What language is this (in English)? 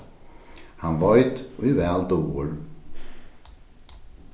Faroese